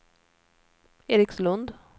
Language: Swedish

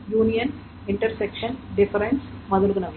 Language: Telugu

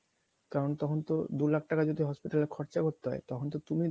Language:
Bangla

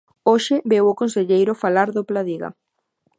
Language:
Galician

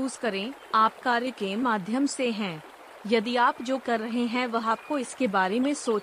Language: Hindi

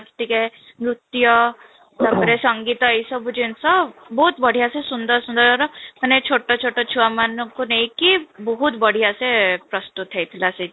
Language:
Odia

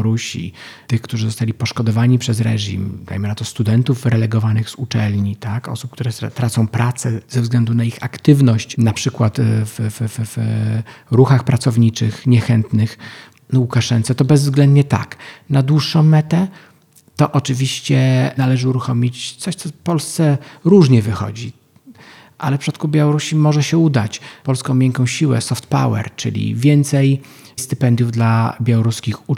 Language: Polish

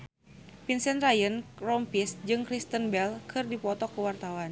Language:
Sundanese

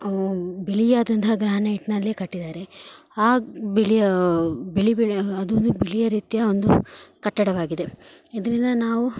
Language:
Kannada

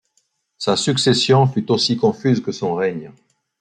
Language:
French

